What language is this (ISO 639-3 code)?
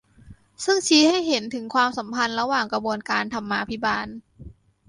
tha